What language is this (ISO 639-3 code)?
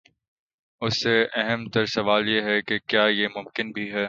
urd